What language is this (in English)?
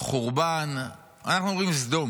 Hebrew